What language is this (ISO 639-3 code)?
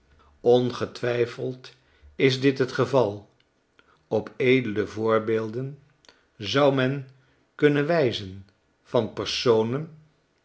nld